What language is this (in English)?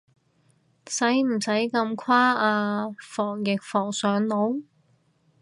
Cantonese